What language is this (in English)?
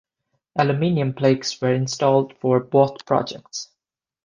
English